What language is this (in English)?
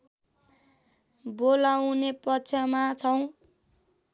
Nepali